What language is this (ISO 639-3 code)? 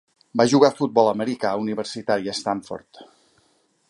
cat